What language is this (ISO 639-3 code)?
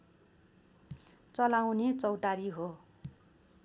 nep